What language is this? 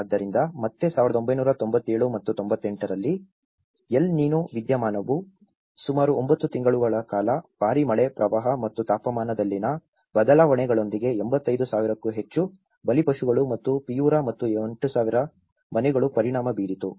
Kannada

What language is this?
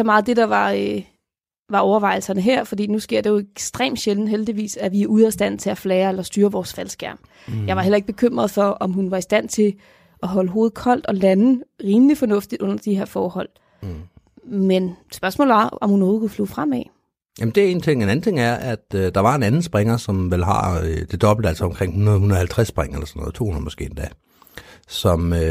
Danish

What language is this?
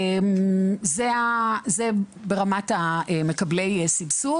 Hebrew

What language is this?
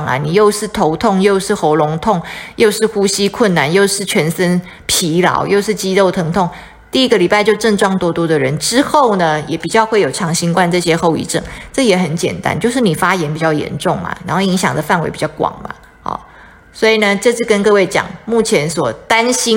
Chinese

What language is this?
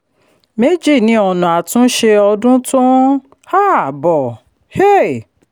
Yoruba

